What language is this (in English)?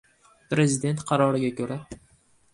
Uzbek